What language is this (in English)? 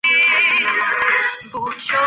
Chinese